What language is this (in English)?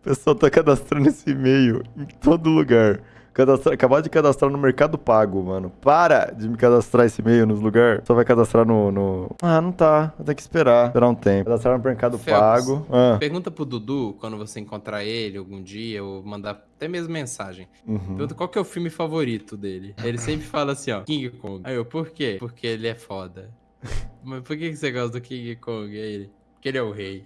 Portuguese